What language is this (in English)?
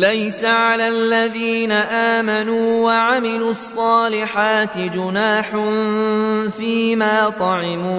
Arabic